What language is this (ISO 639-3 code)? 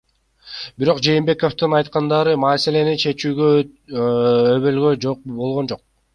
kir